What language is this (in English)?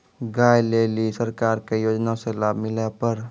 Maithili